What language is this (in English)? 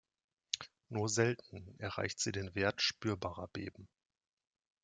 German